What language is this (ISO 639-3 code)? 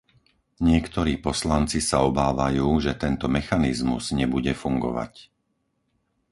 slk